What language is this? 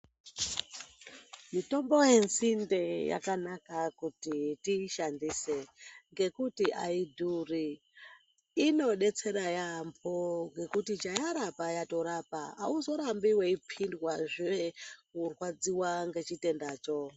Ndau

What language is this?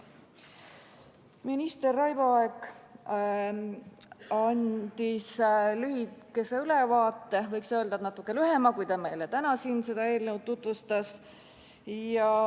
Estonian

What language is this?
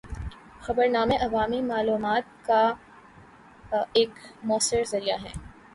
Urdu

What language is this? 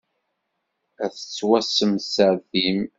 Kabyle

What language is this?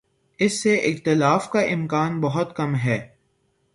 Urdu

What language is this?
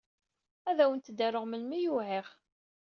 Kabyle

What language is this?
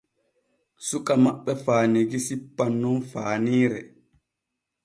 Borgu Fulfulde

